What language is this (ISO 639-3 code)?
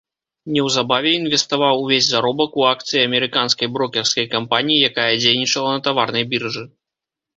bel